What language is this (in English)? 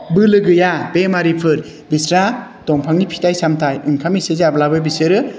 Bodo